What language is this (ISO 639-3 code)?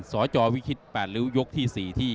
tha